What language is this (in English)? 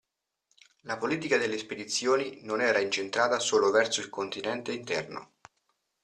Italian